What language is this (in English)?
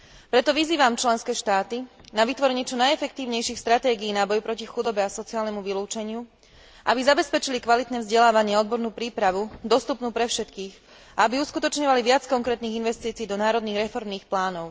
Slovak